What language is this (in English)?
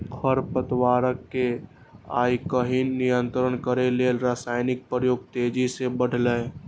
Maithili